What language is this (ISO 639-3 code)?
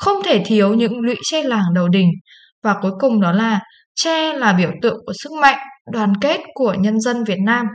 vie